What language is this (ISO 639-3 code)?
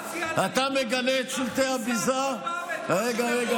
heb